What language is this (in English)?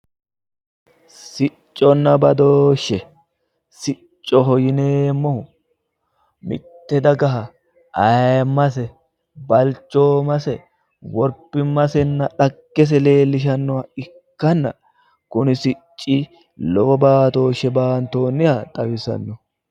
Sidamo